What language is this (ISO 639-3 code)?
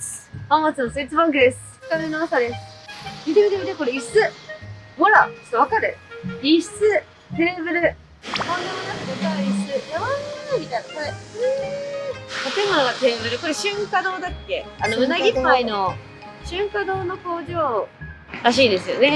jpn